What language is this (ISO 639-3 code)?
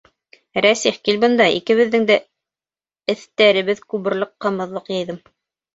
bak